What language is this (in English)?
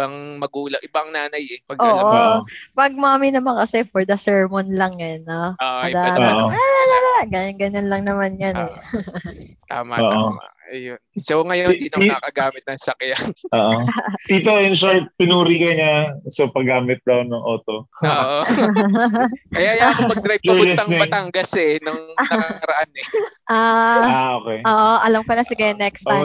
Filipino